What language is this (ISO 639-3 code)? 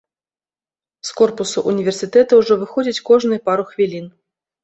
bel